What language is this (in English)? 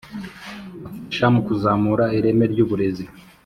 Kinyarwanda